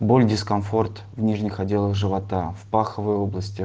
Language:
Russian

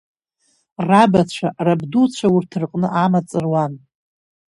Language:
Abkhazian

